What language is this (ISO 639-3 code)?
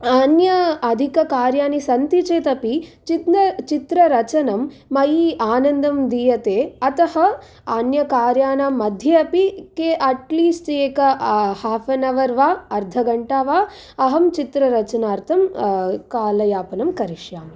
san